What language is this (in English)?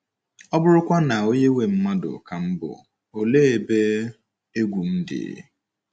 Igbo